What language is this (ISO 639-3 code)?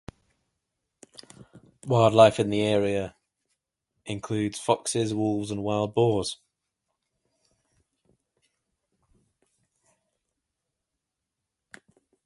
eng